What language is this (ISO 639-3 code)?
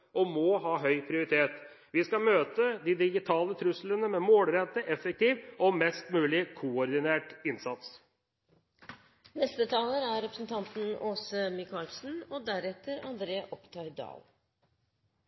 nob